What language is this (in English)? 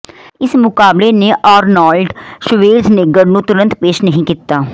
Punjabi